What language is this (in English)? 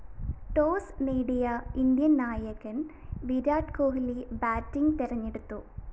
Malayalam